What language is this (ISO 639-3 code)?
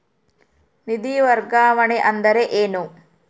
kan